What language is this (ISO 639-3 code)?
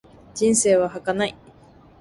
jpn